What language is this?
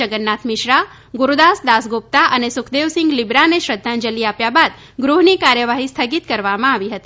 Gujarati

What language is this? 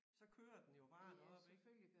Danish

